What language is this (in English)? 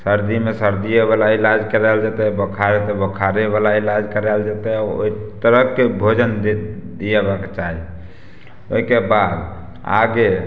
Maithili